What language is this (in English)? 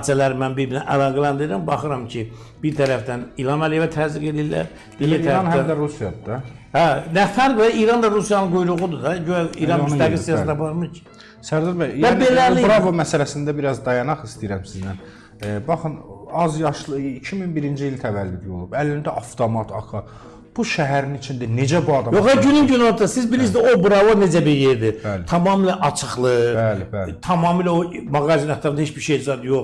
Turkish